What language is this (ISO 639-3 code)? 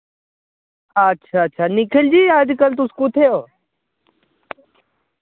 doi